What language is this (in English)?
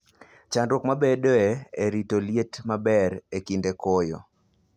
Luo (Kenya and Tanzania)